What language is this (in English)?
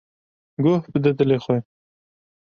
Kurdish